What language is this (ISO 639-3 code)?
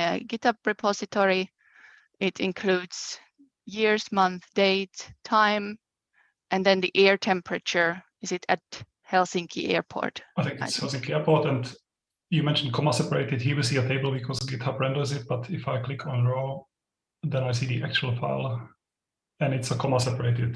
eng